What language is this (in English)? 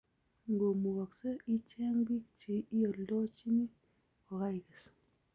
Kalenjin